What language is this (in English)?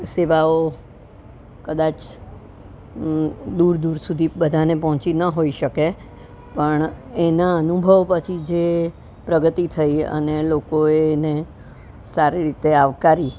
Gujarati